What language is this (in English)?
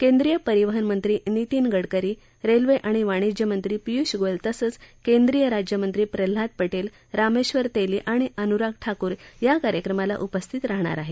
Marathi